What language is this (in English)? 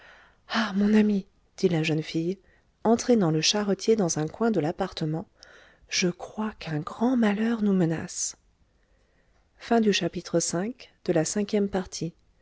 French